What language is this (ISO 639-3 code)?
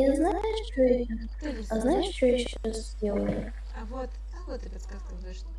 rus